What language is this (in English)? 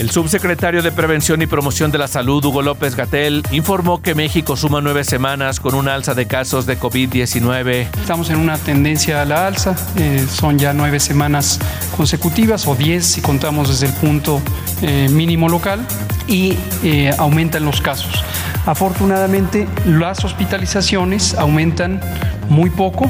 Spanish